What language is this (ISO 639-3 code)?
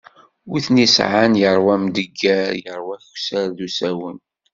kab